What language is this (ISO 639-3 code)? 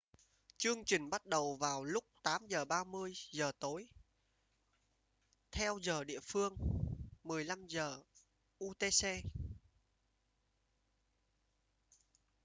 vie